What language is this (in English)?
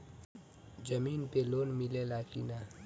Bhojpuri